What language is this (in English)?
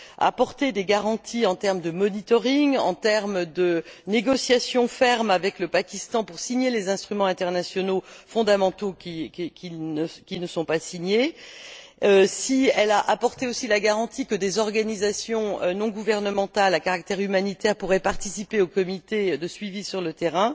French